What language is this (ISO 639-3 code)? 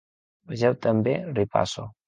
cat